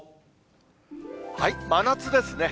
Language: Japanese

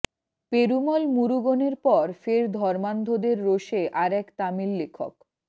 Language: Bangla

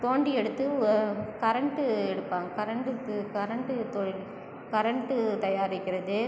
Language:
Tamil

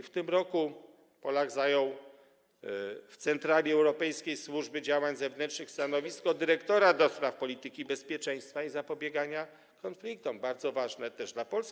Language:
Polish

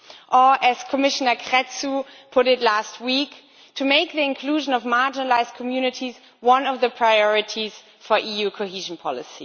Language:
English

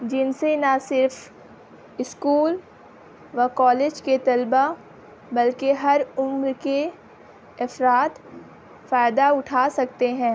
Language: Urdu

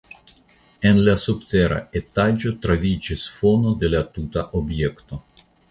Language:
Esperanto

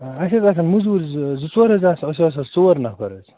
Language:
Kashmiri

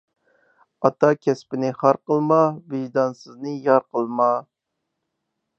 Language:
Uyghur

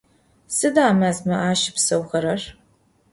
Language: Adyghe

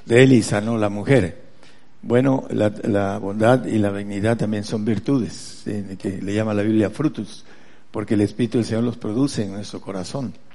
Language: Spanish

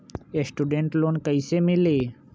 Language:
Magahi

